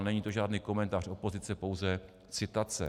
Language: Czech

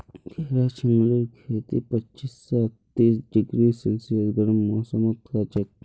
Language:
Magahi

